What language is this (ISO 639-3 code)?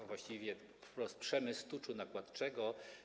pol